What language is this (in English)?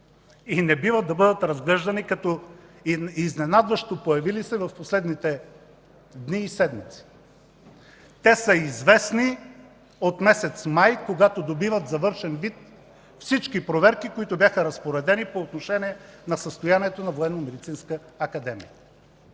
Bulgarian